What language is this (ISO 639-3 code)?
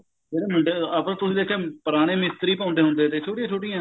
pan